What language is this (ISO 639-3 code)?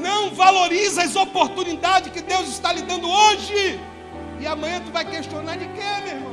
por